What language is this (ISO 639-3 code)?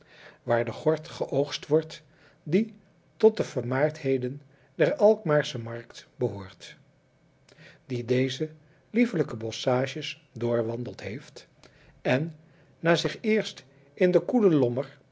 nld